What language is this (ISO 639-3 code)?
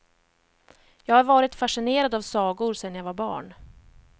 swe